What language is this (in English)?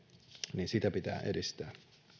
Finnish